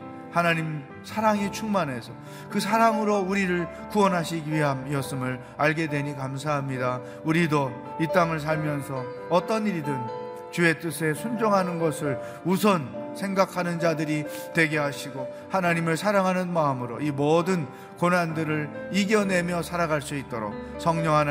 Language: Korean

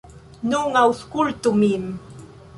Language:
Esperanto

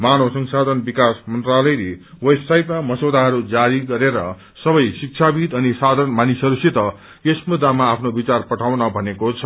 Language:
Nepali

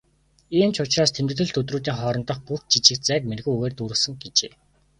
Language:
Mongolian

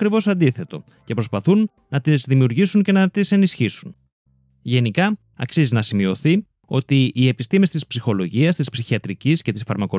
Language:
Greek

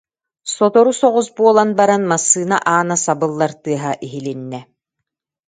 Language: Yakut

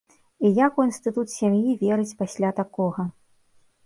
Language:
Belarusian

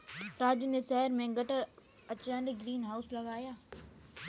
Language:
Hindi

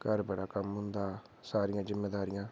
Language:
Dogri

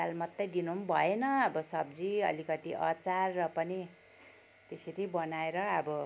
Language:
Nepali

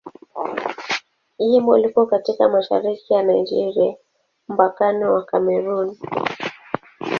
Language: Swahili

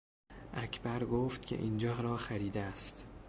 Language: Persian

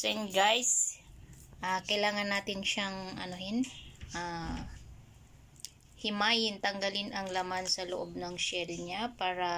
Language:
Filipino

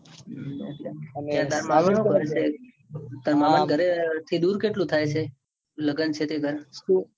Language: Gujarati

